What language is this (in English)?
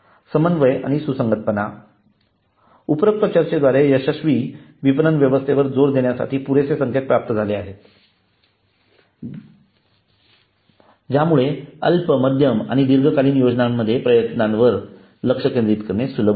Marathi